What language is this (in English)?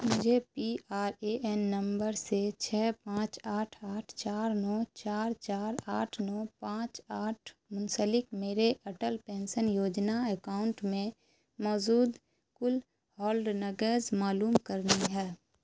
Urdu